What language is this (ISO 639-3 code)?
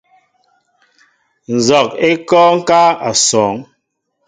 mbo